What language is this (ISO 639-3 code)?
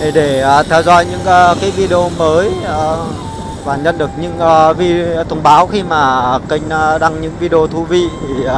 vie